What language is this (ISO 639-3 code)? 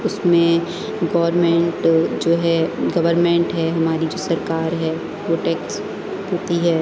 urd